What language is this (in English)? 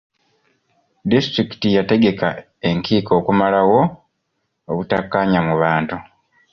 Ganda